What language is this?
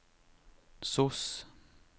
Norwegian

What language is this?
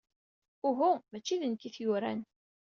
Kabyle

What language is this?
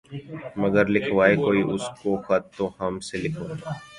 Urdu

